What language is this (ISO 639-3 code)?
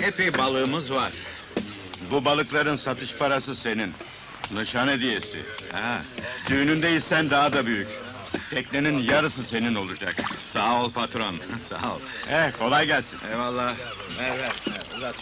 tur